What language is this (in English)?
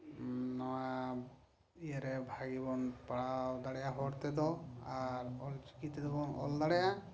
Santali